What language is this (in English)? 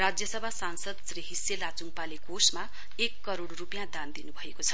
Nepali